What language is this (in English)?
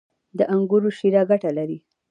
Pashto